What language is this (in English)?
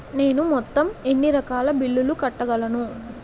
Telugu